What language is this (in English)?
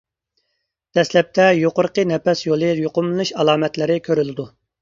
Uyghur